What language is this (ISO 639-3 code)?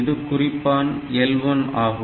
tam